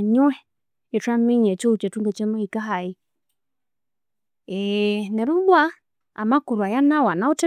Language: Konzo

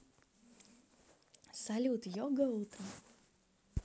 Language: Russian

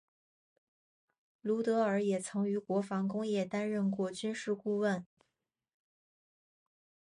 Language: Chinese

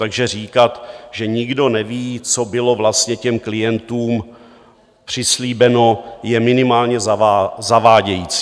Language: Czech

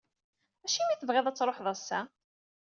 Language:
Kabyle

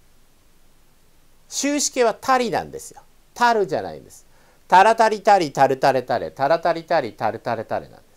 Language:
Japanese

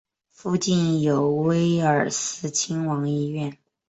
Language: Chinese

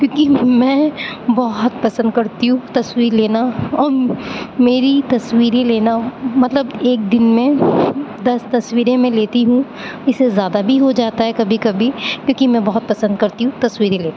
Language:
Urdu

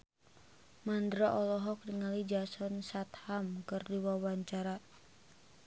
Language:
Sundanese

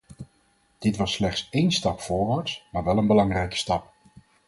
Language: Dutch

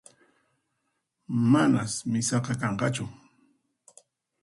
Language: Puno Quechua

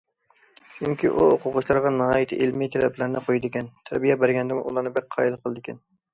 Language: Uyghur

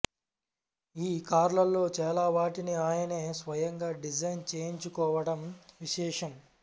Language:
Telugu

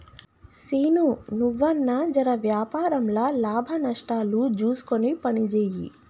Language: Telugu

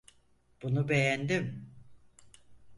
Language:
Turkish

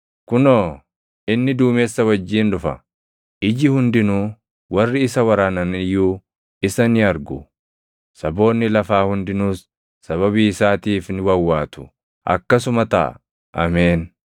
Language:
Oromo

